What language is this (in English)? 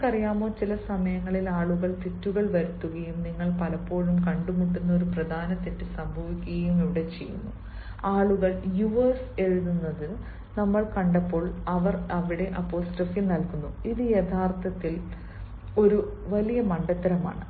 Malayalam